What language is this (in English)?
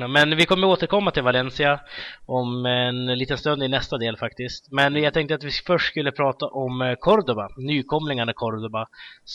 Swedish